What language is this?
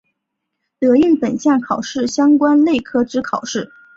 Chinese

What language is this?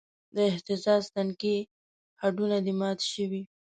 Pashto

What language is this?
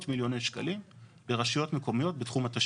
Hebrew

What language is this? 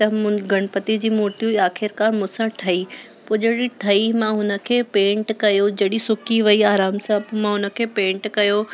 Sindhi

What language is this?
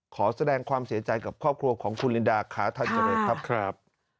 Thai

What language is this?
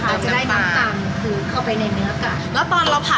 Thai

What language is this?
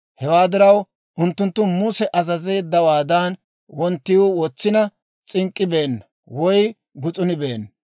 Dawro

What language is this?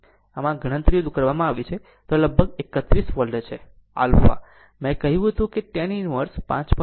Gujarati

